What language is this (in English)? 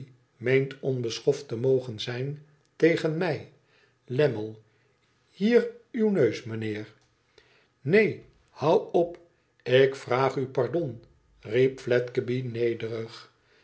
Dutch